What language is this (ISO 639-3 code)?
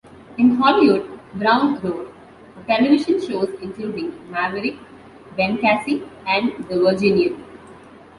eng